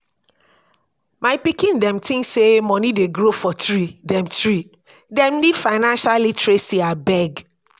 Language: Nigerian Pidgin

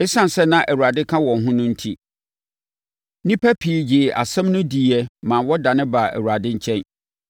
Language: Akan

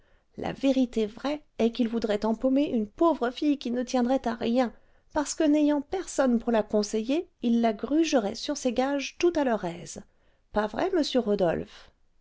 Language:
French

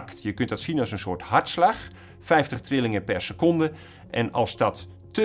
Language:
Dutch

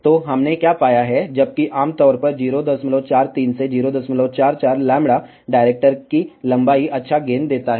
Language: Hindi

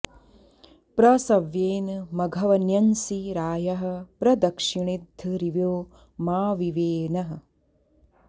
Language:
Sanskrit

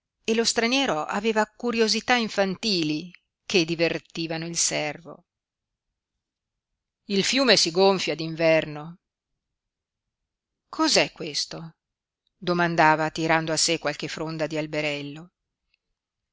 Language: Italian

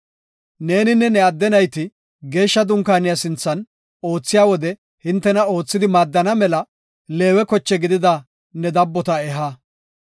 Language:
Gofa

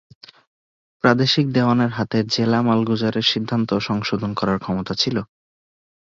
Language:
Bangla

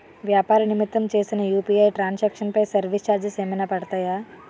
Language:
Telugu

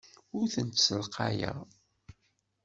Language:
Kabyle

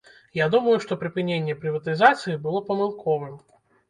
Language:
Belarusian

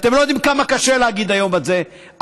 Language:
Hebrew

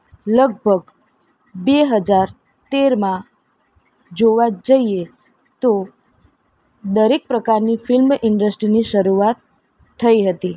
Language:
Gujarati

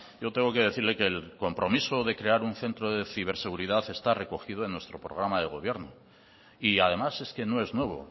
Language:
Spanish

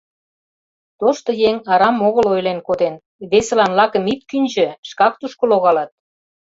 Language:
Mari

